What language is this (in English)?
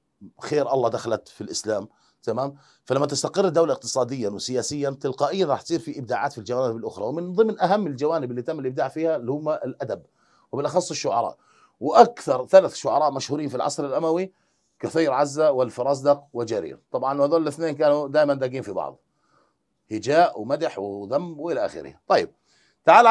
Arabic